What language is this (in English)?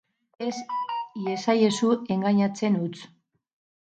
Basque